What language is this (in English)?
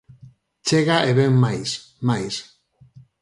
Galician